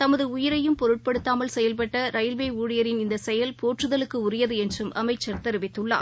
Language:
Tamil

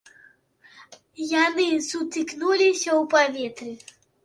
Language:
Belarusian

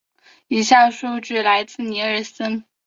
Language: Chinese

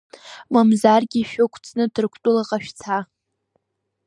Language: Abkhazian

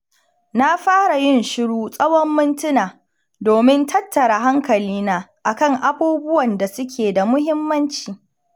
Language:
Hausa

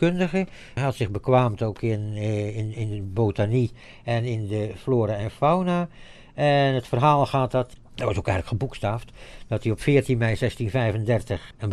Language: Dutch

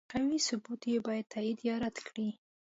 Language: Pashto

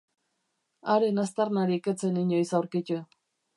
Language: Basque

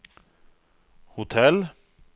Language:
Swedish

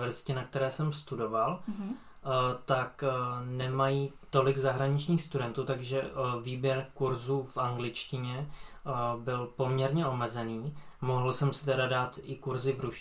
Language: Czech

